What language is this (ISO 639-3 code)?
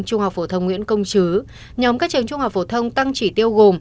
vie